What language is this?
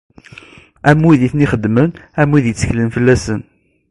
Kabyle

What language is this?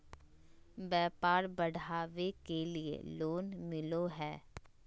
Magahi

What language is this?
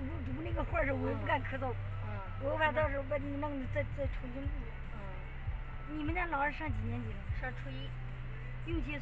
Chinese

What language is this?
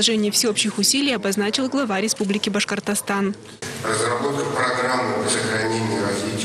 Russian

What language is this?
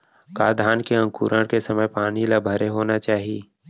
Chhattisgarhi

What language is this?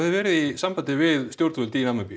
Icelandic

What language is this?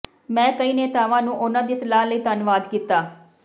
Punjabi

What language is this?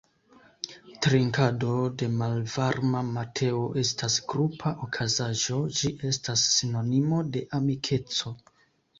Esperanto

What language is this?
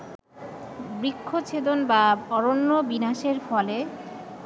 Bangla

